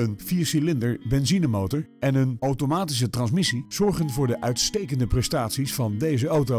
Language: Dutch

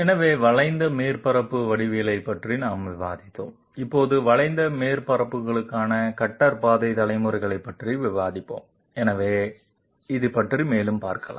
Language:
Tamil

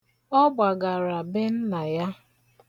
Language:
Igbo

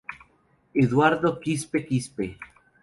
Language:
Spanish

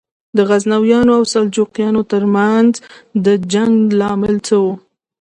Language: Pashto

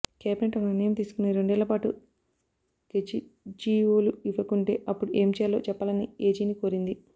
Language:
Telugu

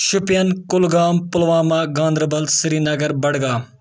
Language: Kashmiri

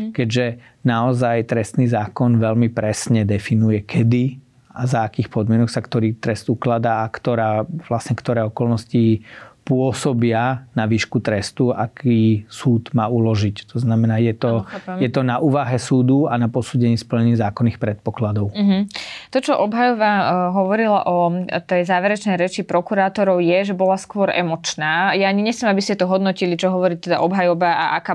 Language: Slovak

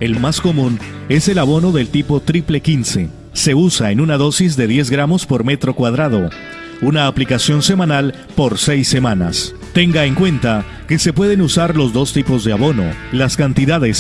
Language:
Spanish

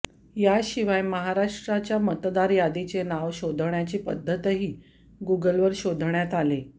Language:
Marathi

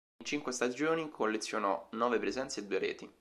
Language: Italian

